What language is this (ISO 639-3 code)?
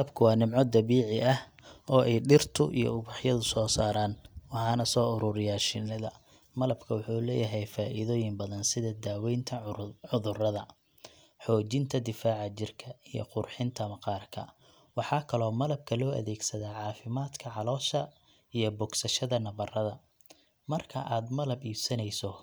som